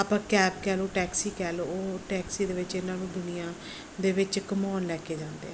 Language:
Punjabi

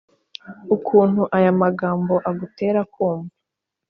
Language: Kinyarwanda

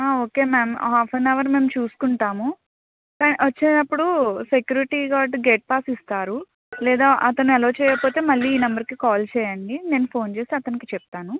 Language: Telugu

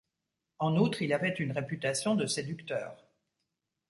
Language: French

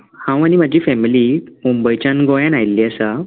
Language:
Konkani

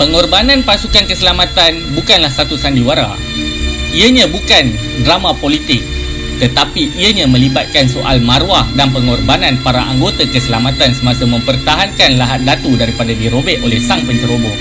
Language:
Malay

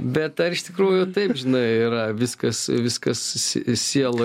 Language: Lithuanian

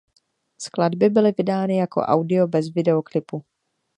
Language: Czech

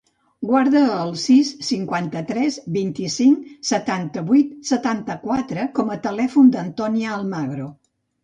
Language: Catalan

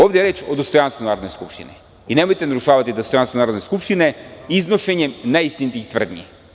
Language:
Serbian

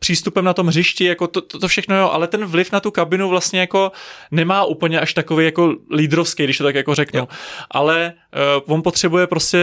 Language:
Czech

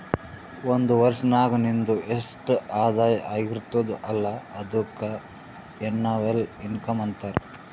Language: Kannada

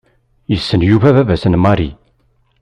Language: Kabyle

